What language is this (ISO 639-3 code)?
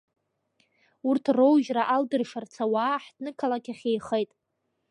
abk